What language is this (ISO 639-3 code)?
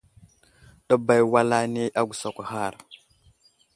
udl